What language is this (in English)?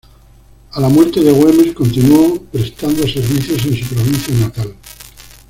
Spanish